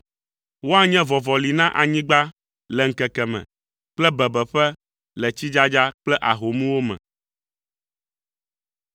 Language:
Ewe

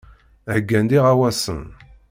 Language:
Kabyle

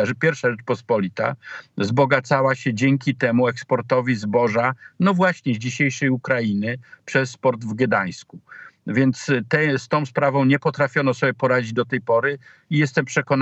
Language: Polish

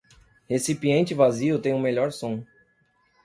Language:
Portuguese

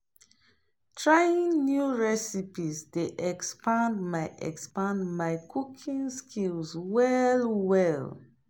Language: Nigerian Pidgin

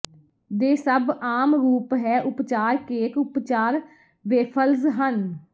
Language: Punjabi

